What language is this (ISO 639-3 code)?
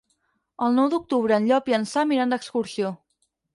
cat